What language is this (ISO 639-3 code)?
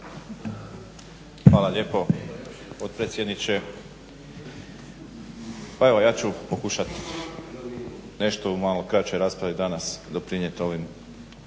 hrv